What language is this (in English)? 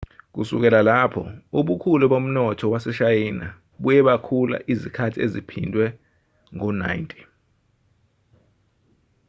Zulu